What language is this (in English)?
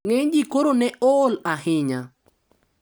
Luo (Kenya and Tanzania)